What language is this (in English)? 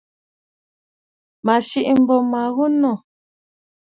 Bafut